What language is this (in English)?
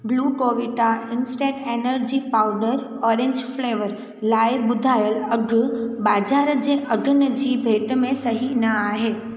Sindhi